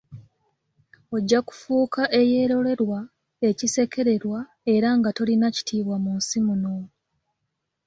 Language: Ganda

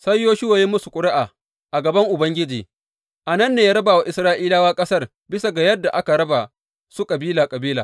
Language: Hausa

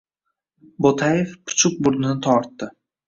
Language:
Uzbek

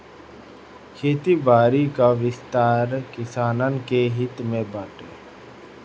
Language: Bhojpuri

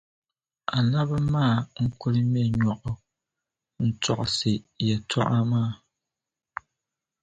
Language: Dagbani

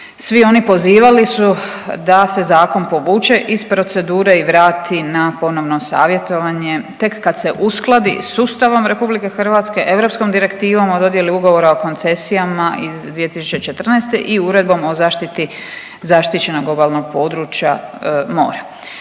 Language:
Croatian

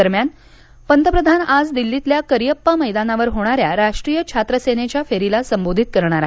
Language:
Marathi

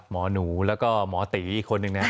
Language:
Thai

